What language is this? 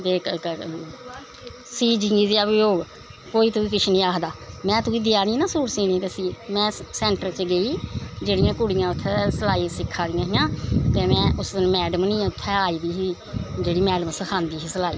Dogri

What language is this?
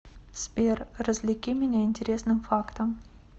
Russian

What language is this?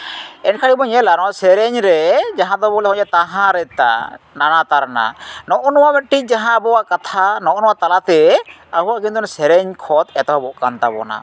Santali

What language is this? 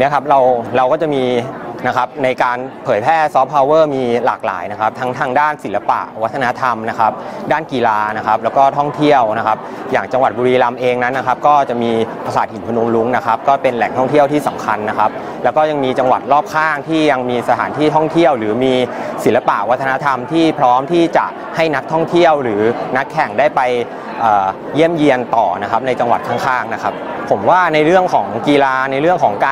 Thai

